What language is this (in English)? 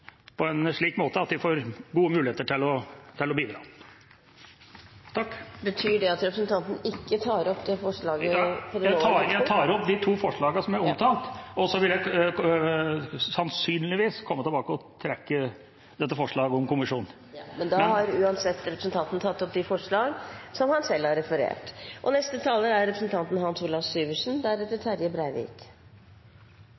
Norwegian